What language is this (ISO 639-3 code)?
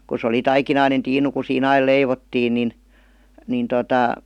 fin